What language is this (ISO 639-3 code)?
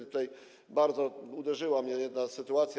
pol